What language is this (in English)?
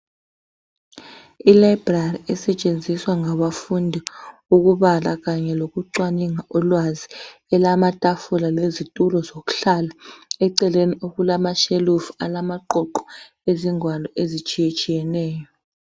North Ndebele